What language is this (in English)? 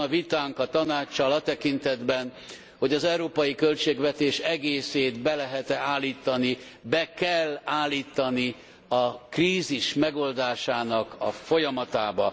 Hungarian